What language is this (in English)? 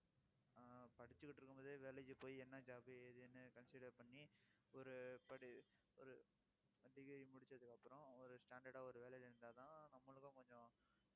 Tamil